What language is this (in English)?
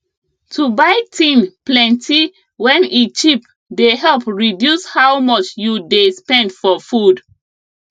Nigerian Pidgin